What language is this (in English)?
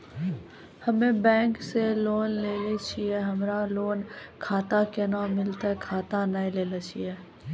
Maithili